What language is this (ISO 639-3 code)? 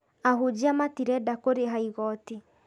kik